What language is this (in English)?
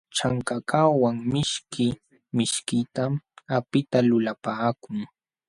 Jauja Wanca Quechua